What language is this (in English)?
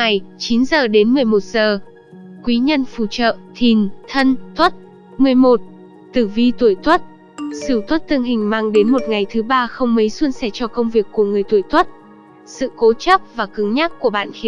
Vietnamese